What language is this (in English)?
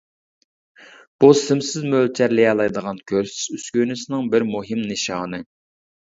Uyghur